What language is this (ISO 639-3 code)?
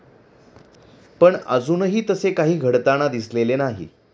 mar